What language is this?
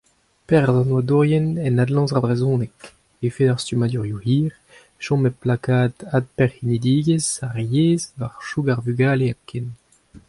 Breton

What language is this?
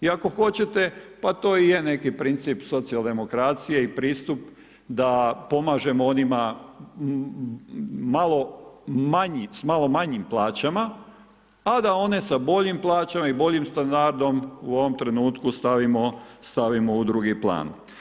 Croatian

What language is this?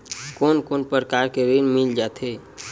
Chhattisgarhi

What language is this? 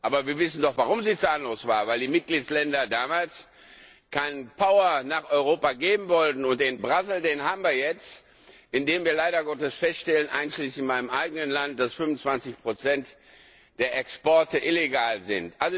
German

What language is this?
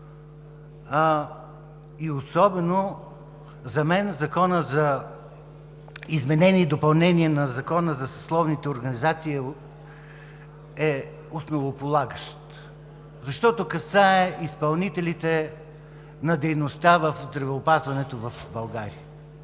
Bulgarian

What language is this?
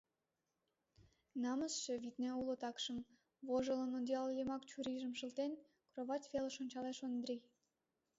Mari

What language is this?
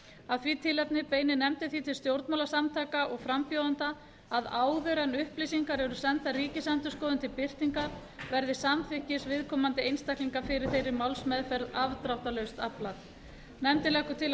Icelandic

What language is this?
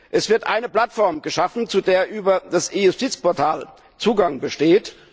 German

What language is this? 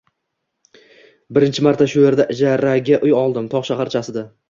Uzbek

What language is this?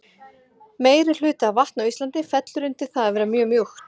Icelandic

